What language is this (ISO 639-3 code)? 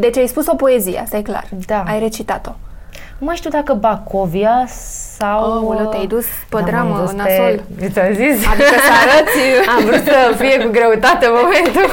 ron